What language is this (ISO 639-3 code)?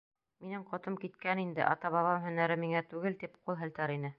bak